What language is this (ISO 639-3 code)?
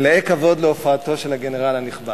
heb